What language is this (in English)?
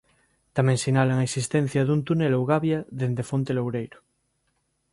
Galician